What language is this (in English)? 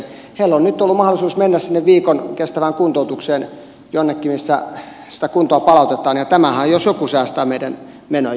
Finnish